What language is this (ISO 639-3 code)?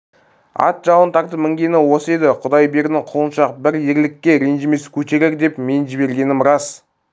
kaz